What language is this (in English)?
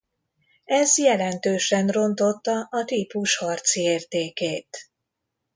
Hungarian